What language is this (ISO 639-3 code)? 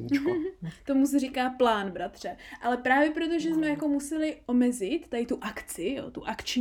ces